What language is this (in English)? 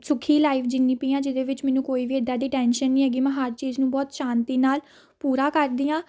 Punjabi